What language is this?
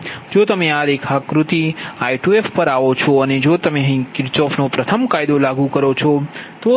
Gujarati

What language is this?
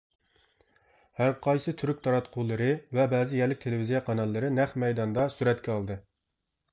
Uyghur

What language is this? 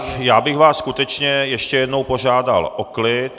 Czech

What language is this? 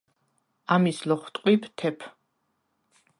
Svan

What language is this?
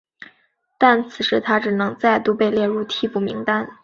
Chinese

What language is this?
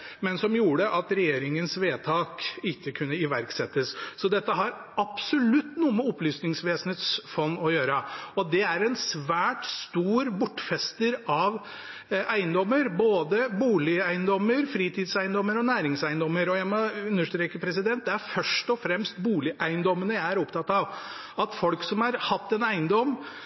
Norwegian Bokmål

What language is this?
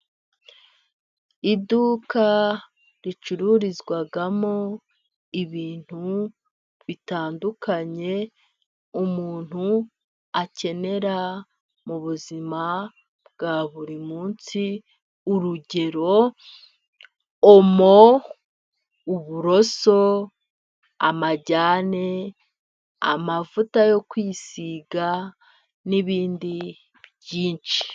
Kinyarwanda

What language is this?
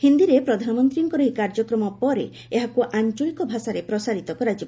Odia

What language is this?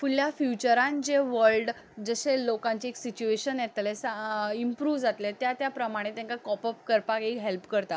Konkani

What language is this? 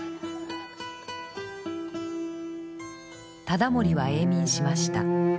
Japanese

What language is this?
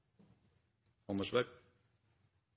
Norwegian Bokmål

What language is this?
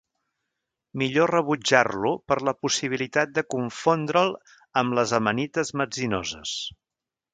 Catalan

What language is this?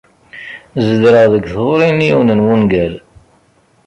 Kabyle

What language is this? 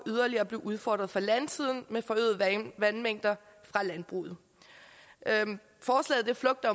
Danish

